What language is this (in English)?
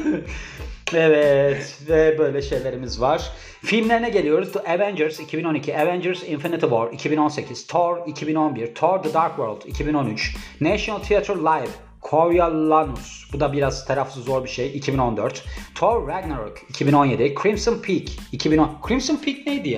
Turkish